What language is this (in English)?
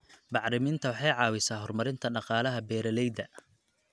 Somali